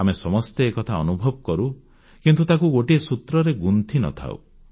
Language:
Odia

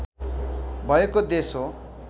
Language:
Nepali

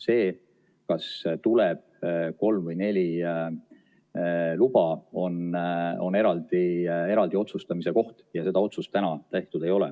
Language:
Estonian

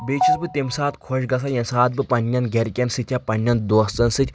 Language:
Kashmiri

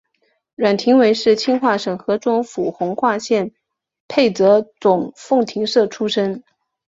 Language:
Chinese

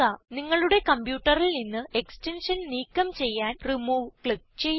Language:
Malayalam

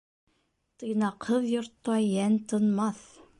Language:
Bashkir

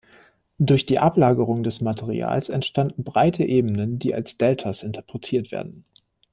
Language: German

